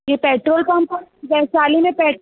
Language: Sindhi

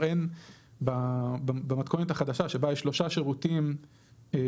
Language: Hebrew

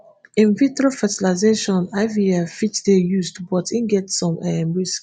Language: Nigerian Pidgin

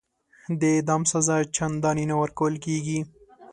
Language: Pashto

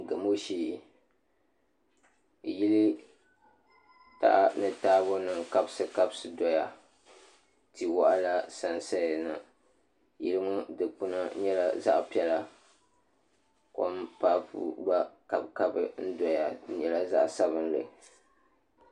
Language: Dagbani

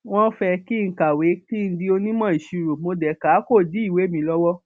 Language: Yoruba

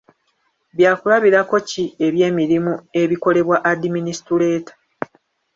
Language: Ganda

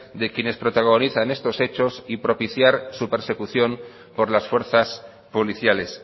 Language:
Spanish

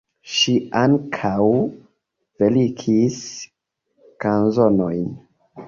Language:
Esperanto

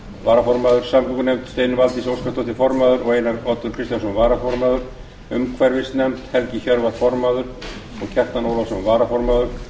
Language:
Icelandic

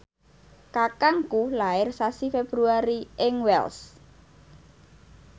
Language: Javanese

